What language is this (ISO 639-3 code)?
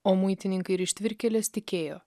lit